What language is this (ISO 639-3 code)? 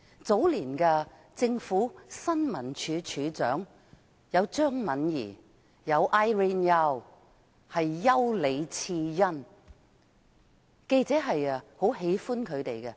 yue